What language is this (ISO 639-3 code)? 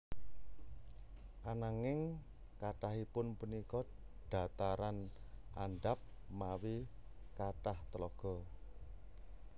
jav